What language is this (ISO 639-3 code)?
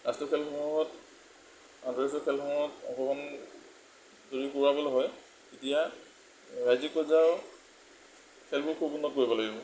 asm